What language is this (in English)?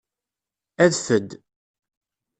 Kabyle